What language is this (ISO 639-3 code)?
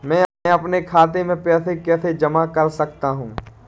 hin